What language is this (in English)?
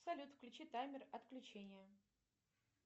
Russian